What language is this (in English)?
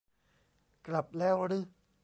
Thai